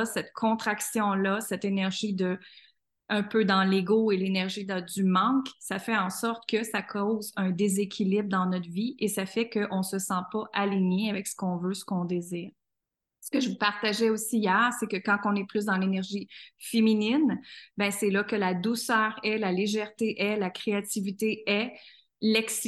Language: French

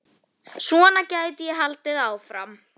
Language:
Icelandic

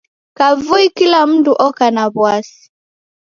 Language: Taita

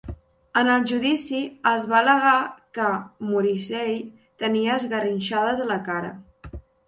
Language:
Catalan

